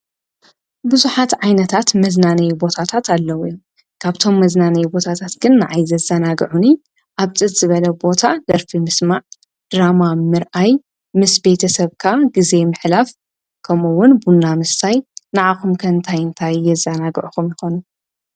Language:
Tigrinya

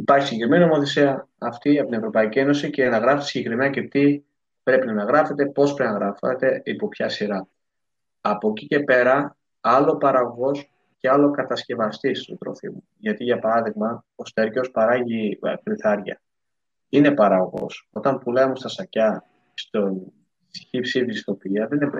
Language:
Greek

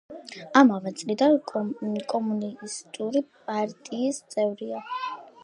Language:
Georgian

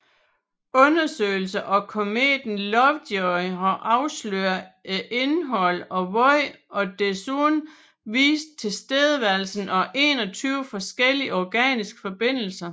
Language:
Danish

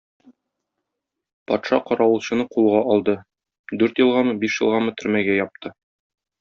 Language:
Tatar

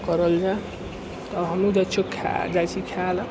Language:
Maithili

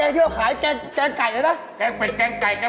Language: Thai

